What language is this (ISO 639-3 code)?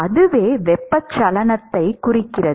tam